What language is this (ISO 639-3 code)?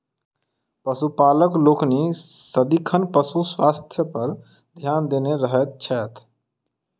mai